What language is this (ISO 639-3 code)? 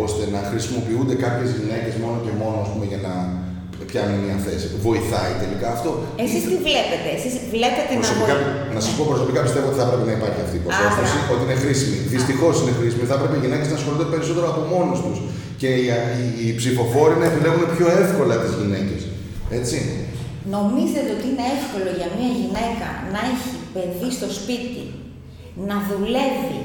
ell